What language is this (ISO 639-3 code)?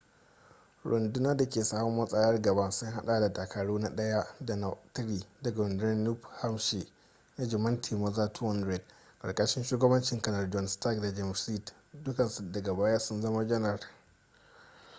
hau